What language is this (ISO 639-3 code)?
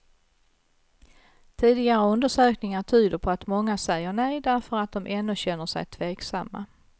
swe